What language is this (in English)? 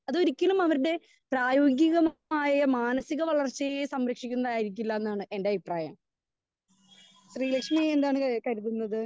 Malayalam